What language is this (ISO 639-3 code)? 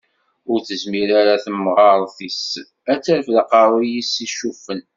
kab